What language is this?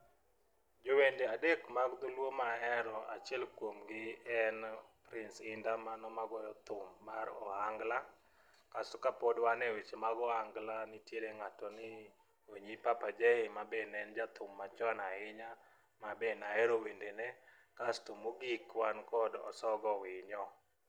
Luo (Kenya and Tanzania)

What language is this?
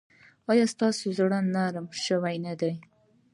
Pashto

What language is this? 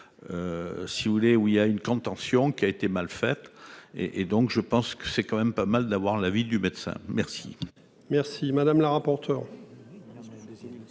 French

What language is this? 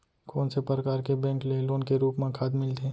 Chhattisgarhi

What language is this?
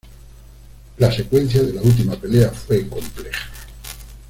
Spanish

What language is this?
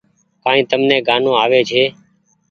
Goaria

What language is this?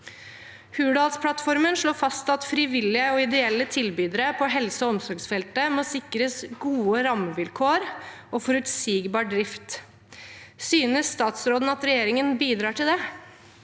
Norwegian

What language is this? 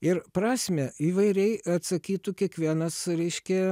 Lithuanian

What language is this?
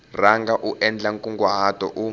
Tsonga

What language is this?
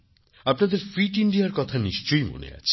Bangla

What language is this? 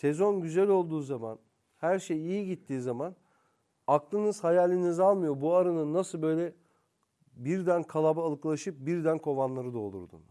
Turkish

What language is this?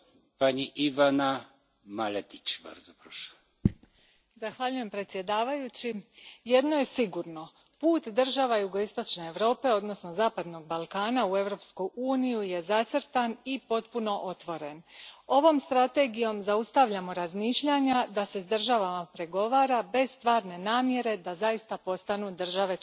Croatian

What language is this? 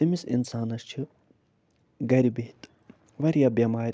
Kashmiri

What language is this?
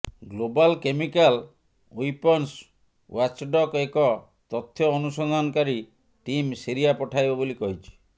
Odia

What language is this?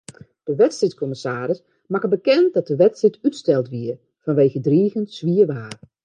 Western Frisian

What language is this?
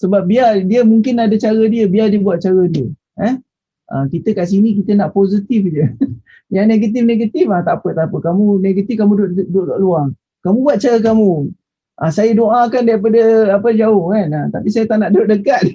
Malay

